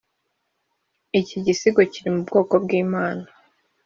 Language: Kinyarwanda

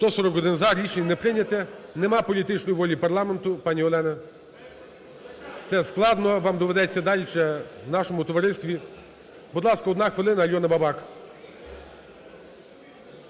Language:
Ukrainian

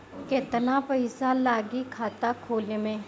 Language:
Bhojpuri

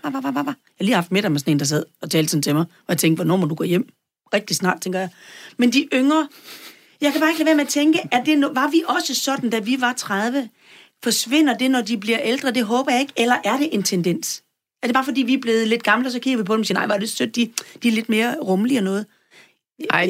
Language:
Danish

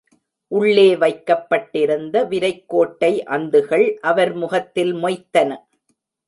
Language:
Tamil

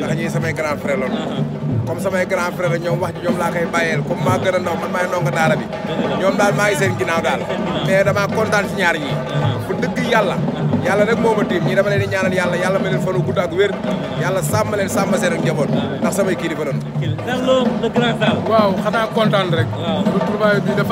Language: Indonesian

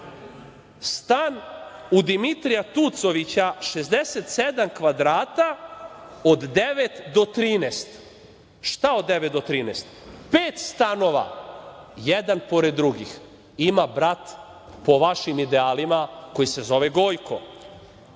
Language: Serbian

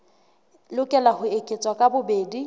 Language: Southern Sotho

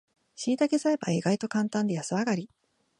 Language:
Japanese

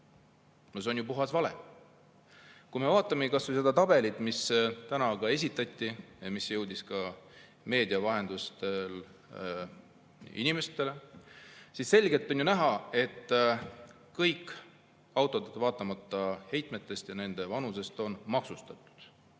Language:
Estonian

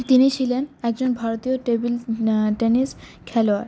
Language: Bangla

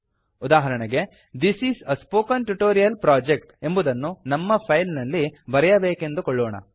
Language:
Kannada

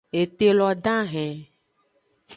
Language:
Aja (Benin)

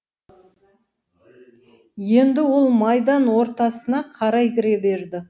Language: Kazakh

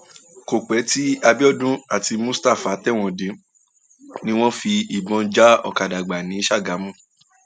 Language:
Yoruba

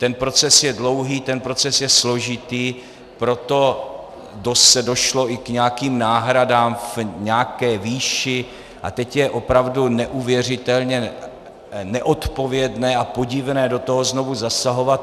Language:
Czech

